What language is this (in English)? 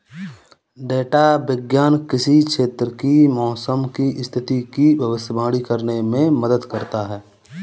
Hindi